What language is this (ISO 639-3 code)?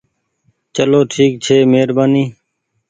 gig